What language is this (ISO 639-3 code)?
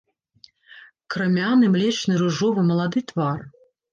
bel